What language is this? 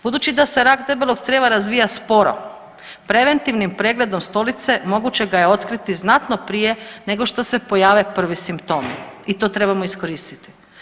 Croatian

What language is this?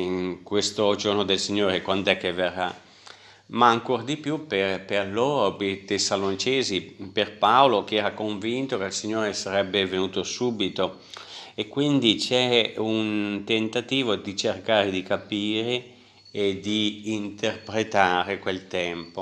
Italian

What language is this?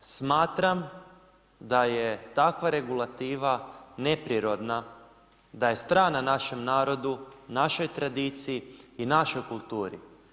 Croatian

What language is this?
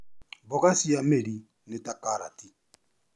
Kikuyu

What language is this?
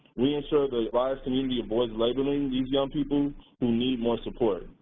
English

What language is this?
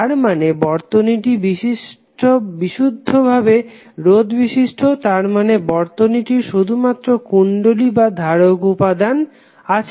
Bangla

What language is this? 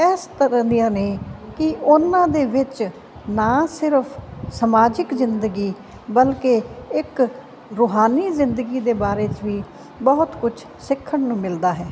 Punjabi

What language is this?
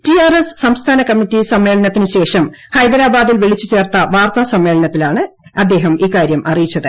Malayalam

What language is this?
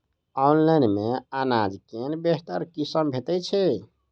Maithili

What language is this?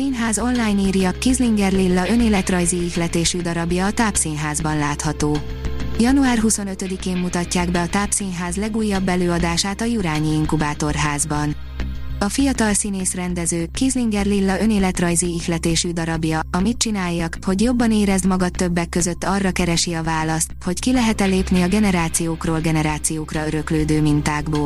Hungarian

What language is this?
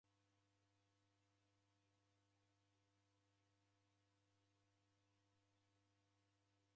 Taita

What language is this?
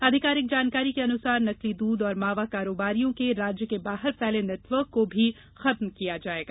Hindi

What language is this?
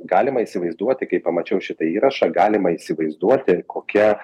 Lithuanian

